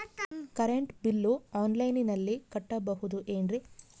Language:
Kannada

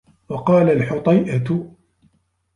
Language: Arabic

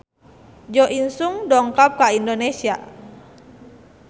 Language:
Sundanese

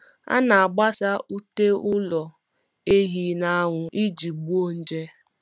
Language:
Igbo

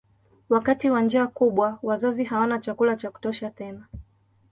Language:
Swahili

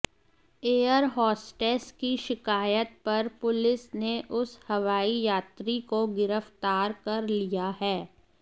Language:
Hindi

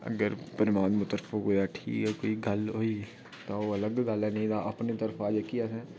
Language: Dogri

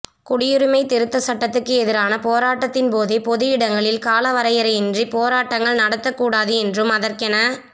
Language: Tamil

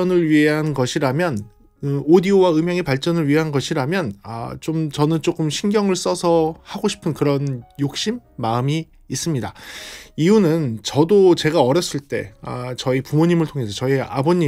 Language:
Korean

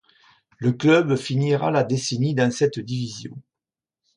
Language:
French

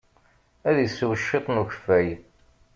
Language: Kabyle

